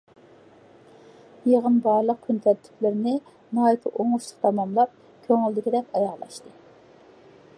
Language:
Uyghur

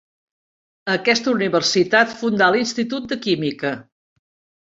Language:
Catalan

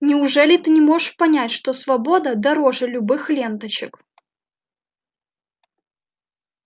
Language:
Russian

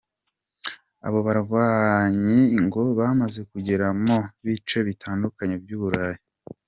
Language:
Kinyarwanda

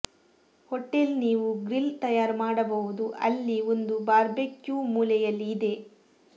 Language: Kannada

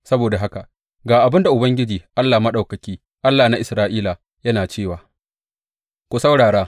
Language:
Hausa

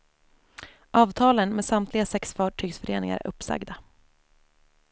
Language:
Swedish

